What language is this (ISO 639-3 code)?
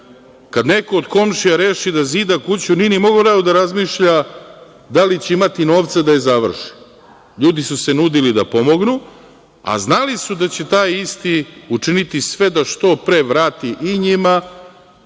srp